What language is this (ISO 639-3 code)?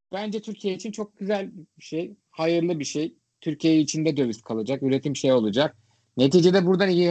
tur